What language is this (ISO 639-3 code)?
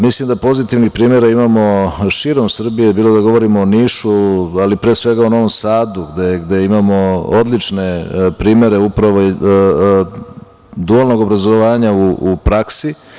srp